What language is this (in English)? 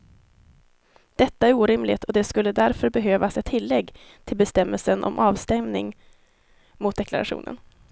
Swedish